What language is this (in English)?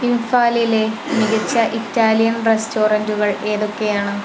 Malayalam